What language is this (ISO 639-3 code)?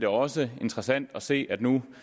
dan